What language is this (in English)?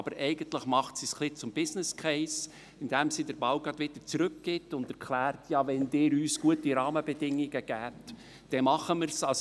Swiss German